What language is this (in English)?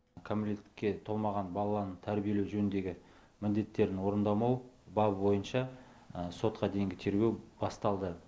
Kazakh